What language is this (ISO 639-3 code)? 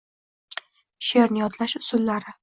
uzb